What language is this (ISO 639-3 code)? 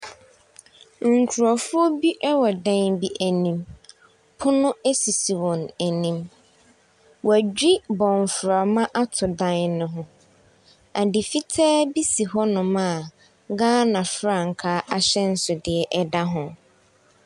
aka